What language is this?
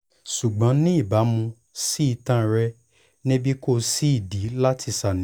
Yoruba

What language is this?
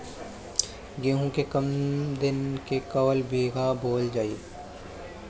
Bhojpuri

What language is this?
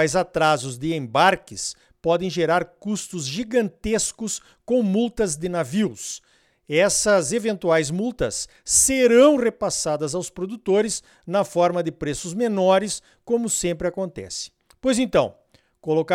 Portuguese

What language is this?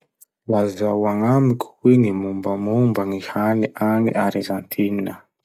Masikoro Malagasy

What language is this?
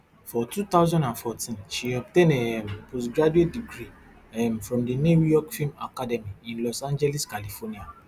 Nigerian Pidgin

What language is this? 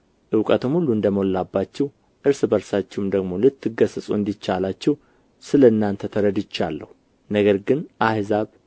Amharic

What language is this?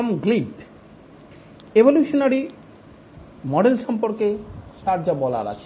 Bangla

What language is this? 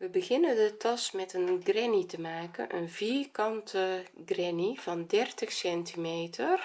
Dutch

